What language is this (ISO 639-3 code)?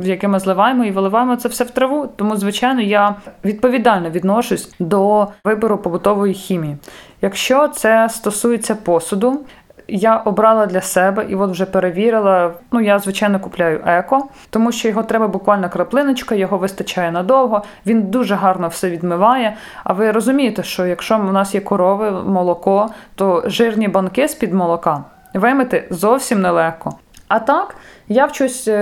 ukr